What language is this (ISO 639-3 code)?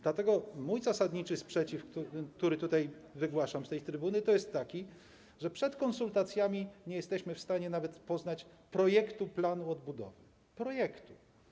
pol